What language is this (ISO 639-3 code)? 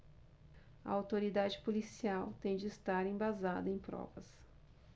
por